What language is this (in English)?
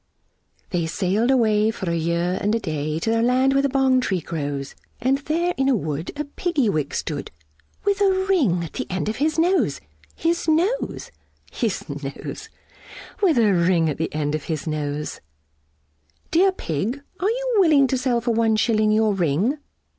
English